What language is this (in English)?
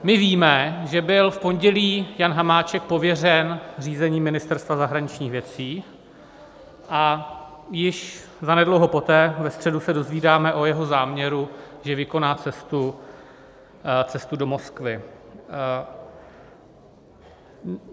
Czech